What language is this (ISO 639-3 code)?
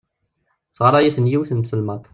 kab